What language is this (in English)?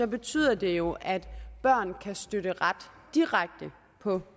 Danish